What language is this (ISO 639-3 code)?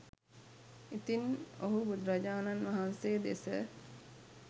sin